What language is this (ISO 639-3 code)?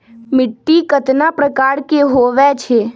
mag